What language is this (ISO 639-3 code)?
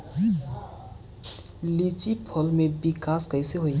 bho